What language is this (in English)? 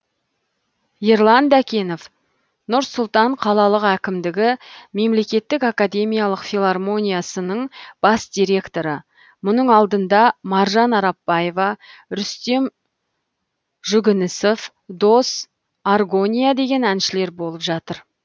Kazakh